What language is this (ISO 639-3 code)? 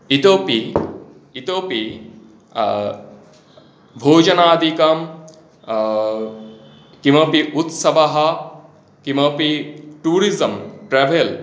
san